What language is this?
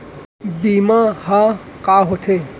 Chhattisgarhi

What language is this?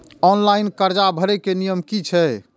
Maithili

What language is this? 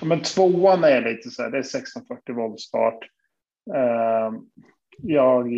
Swedish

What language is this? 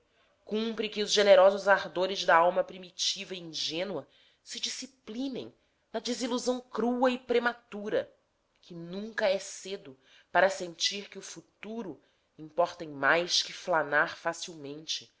Portuguese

